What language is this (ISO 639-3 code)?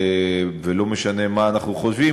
heb